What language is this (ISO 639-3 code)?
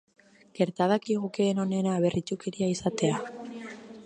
eus